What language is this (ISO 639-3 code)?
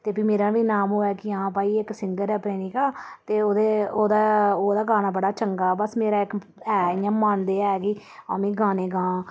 doi